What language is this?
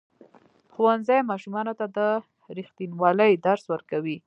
Pashto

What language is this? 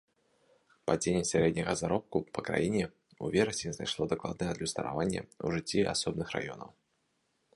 Belarusian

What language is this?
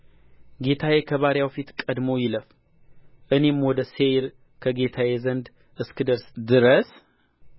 Amharic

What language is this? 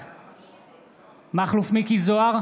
Hebrew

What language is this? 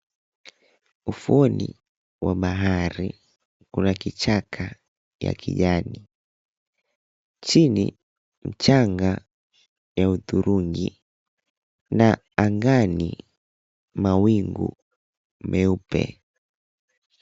Swahili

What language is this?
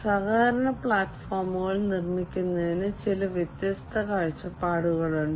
Malayalam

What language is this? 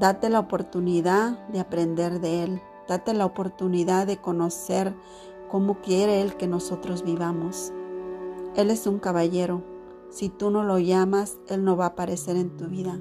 Spanish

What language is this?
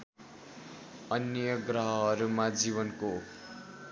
Nepali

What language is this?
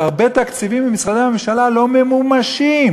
Hebrew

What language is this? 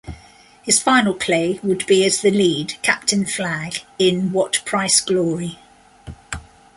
English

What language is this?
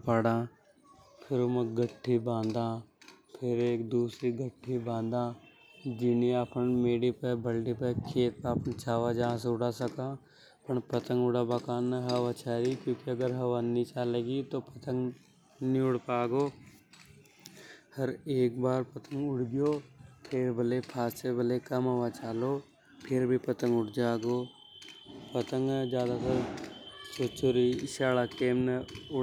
Hadothi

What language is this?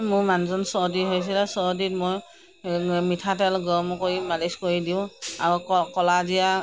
Assamese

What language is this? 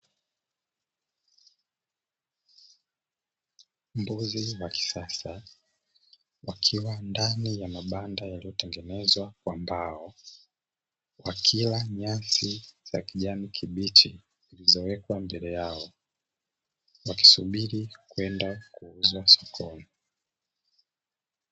Swahili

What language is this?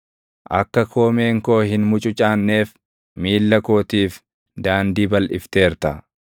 Oromo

